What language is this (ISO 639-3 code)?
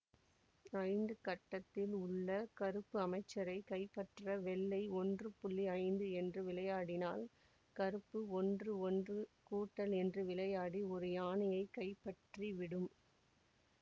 tam